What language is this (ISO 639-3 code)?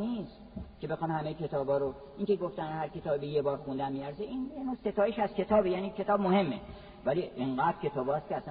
fas